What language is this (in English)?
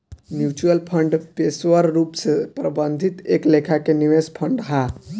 Bhojpuri